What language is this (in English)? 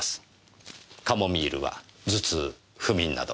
Japanese